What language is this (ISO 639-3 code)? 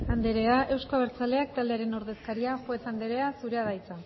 eus